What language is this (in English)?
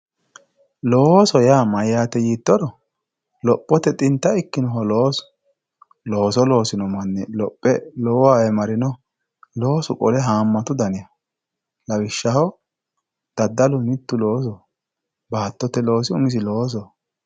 Sidamo